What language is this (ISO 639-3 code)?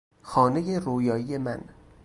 fas